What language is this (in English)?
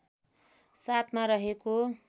Nepali